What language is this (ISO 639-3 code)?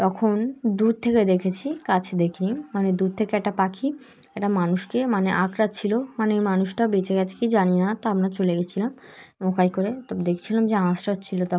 ben